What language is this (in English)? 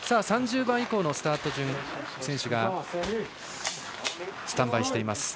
Japanese